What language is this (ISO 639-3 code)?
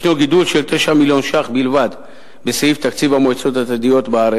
heb